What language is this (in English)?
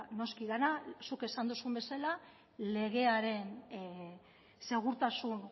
Basque